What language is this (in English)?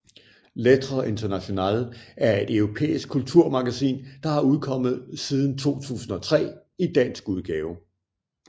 Danish